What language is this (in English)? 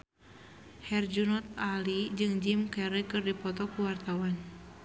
Sundanese